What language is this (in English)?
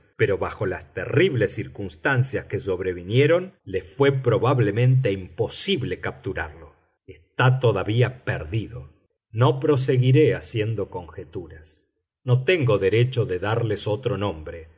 Spanish